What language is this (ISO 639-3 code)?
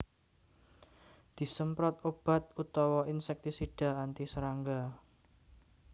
jav